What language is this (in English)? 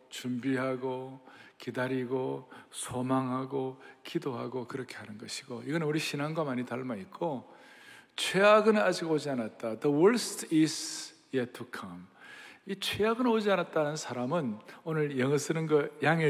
Korean